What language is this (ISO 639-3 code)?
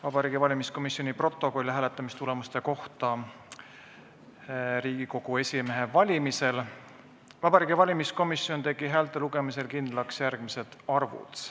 est